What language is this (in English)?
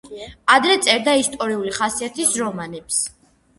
Georgian